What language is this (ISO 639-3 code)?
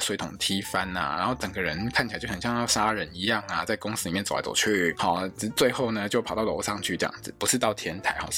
zho